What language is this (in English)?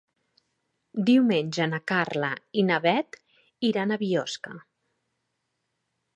Catalan